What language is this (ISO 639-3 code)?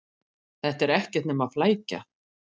isl